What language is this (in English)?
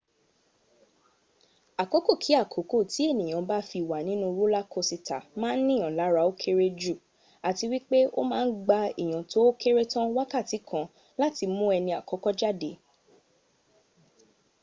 Yoruba